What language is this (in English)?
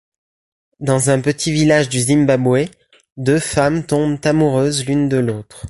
French